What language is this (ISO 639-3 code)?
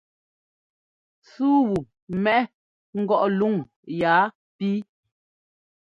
jgo